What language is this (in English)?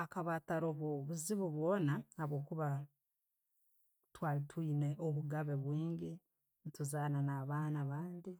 Tooro